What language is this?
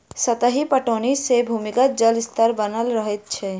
Maithili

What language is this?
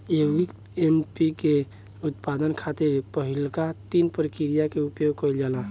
Bhojpuri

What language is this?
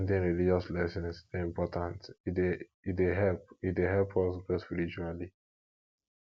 Nigerian Pidgin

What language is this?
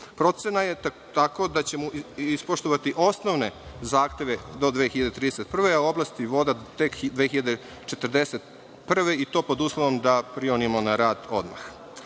Serbian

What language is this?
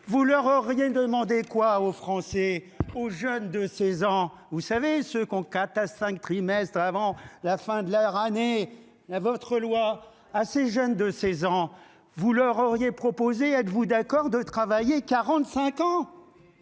French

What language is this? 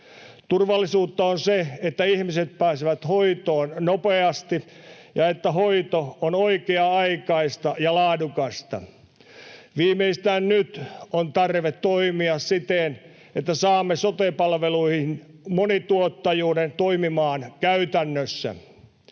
Finnish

